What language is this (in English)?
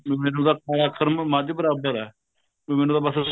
Punjabi